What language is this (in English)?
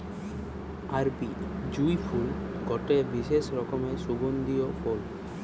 Bangla